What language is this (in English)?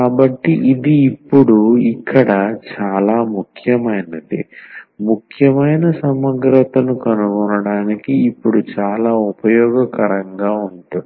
Telugu